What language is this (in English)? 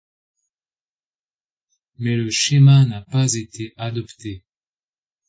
French